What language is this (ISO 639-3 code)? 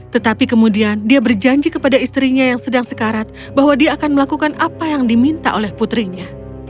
ind